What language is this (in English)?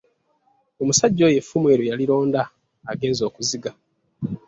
Ganda